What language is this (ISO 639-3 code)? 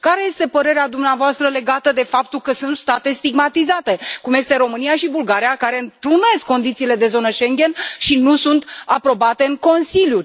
ron